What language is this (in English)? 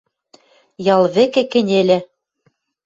Western Mari